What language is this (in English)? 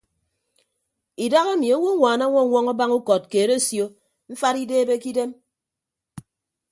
Ibibio